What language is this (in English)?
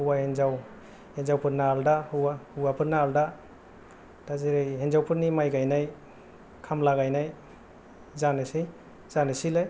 Bodo